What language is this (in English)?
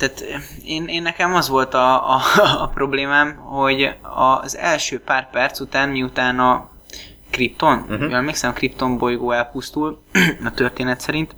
Hungarian